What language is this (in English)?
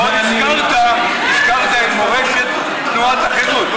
Hebrew